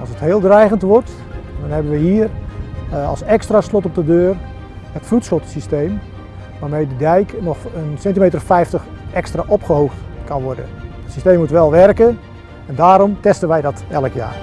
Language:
Dutch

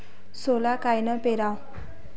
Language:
Marathi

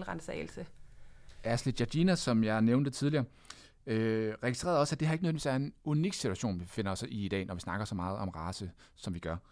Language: Danish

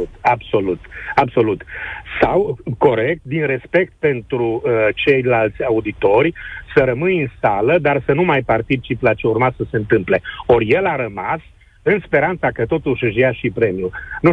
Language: Romanian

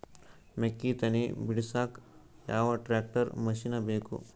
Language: Kannada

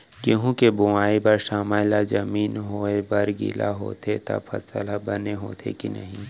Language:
Chhattisgarhi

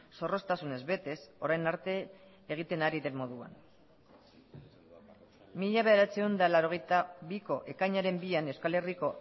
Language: Basque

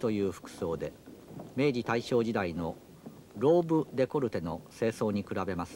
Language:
Japanese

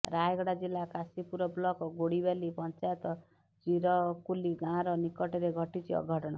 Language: Odia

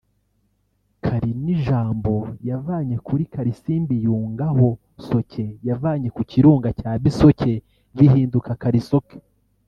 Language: Kinyarwanda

